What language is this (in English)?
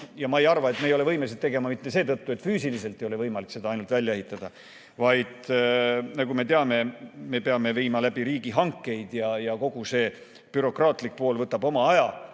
Estonian